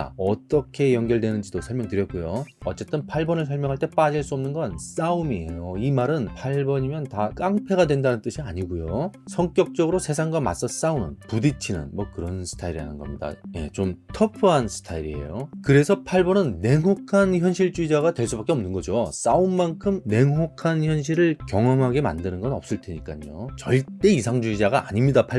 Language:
Korean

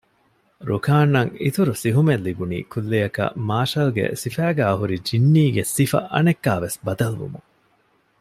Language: Divehi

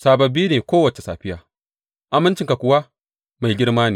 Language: Hausa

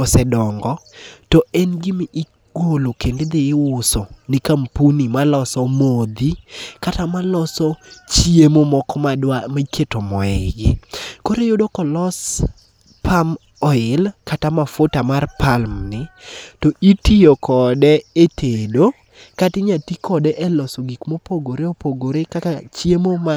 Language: Luo (Kenya and Tanzania)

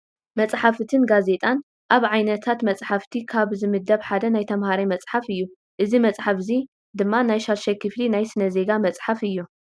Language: Tigrinya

